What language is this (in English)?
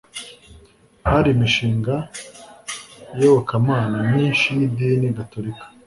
Kinyarwanda